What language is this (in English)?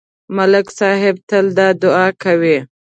Pashto